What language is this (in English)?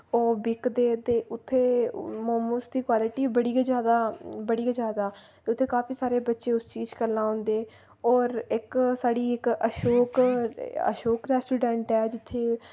Dogri